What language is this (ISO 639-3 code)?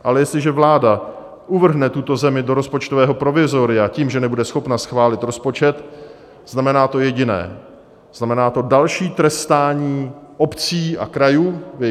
ces